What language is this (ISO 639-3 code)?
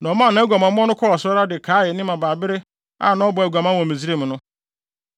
aka